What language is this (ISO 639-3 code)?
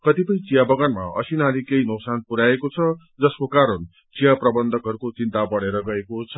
nep